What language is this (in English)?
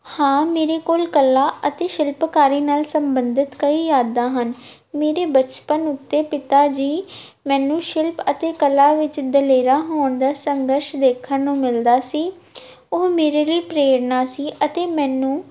Punjabi